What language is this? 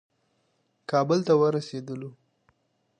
Pashto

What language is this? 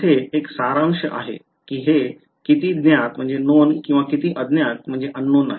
Marathi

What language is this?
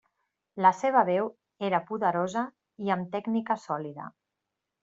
Catalan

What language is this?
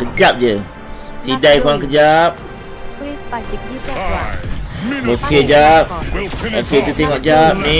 Malay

